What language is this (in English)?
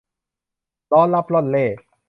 Thai